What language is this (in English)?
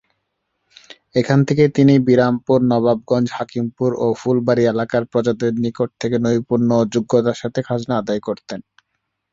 Bangla